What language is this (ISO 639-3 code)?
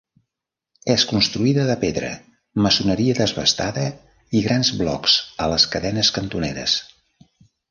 cat